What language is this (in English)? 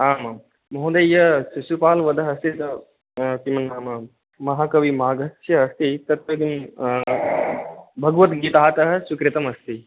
Sanskrit